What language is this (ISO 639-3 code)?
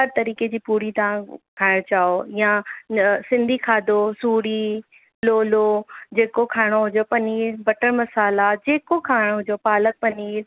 snd